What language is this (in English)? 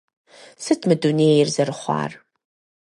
Kabardian